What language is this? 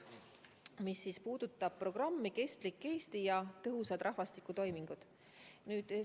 Estonian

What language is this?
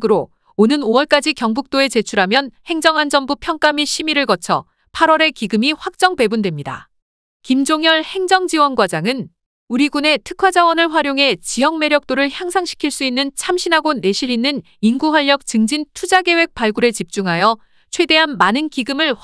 Korean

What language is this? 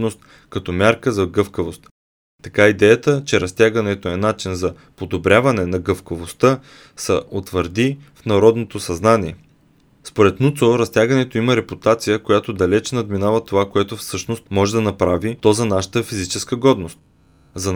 Bulgarian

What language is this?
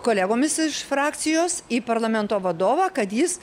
Lithuanian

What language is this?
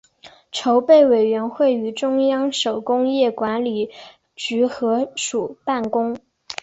Chinese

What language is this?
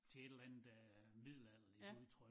Danish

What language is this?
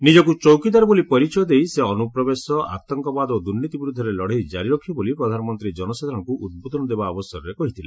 Odia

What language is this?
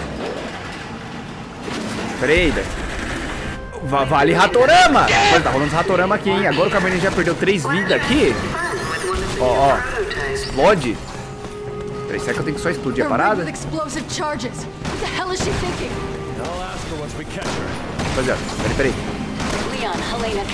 Portuguese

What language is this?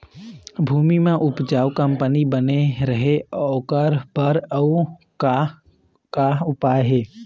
Chhattisgarhi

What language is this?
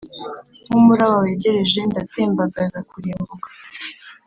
Kinyarwanda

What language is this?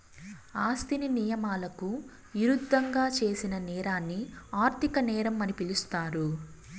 Telugu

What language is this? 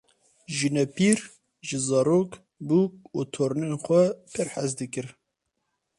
Kurdish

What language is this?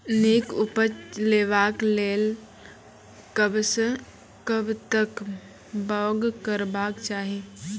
Maithili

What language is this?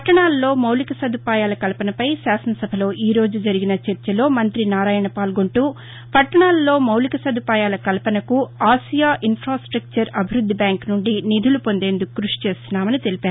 Telugu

